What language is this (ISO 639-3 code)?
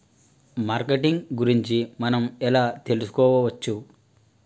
tel